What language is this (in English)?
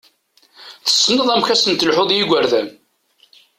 Kabyle